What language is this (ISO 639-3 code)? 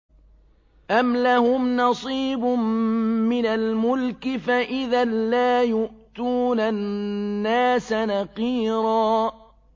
ara